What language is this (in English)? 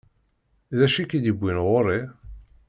Kabyle